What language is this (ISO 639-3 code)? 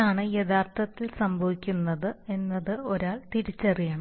mal